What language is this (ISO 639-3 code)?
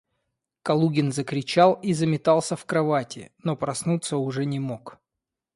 rus